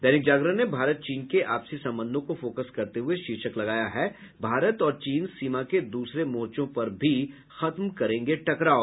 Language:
Hindi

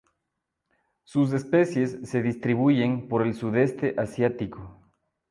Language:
Spanish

